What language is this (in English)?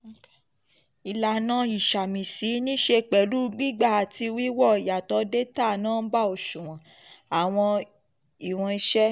Yoruba